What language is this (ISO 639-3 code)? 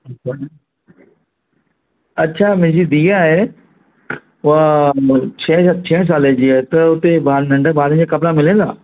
snd